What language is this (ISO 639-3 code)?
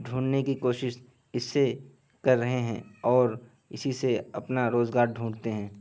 urd